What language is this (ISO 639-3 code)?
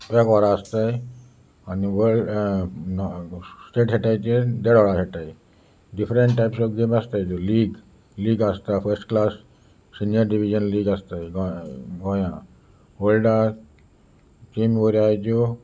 kok